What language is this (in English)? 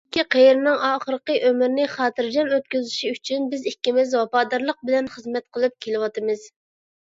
Uyghur